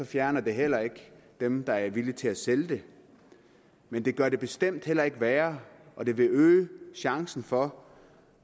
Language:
Danish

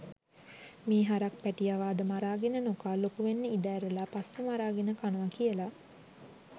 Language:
Sinhala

